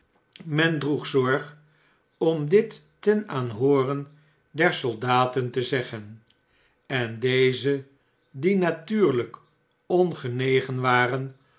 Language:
Dutch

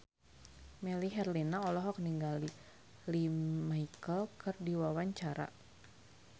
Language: Sundanese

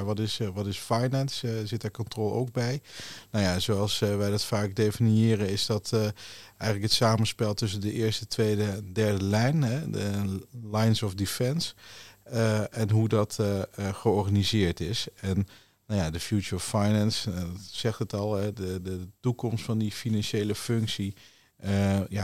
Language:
Dutch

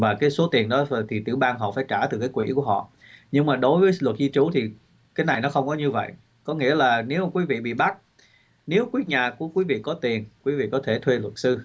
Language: Vietnamese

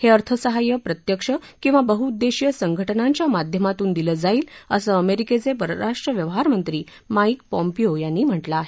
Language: Marathi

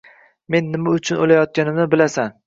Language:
Uzbek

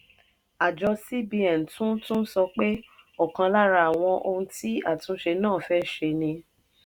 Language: Yoruba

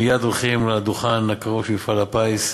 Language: Hebrew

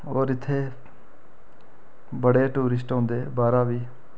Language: Dogri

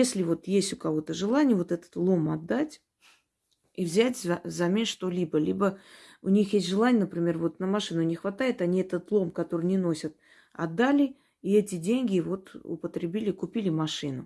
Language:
Russian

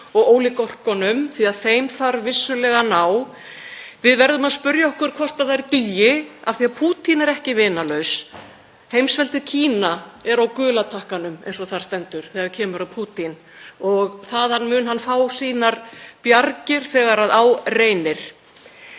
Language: Icelandic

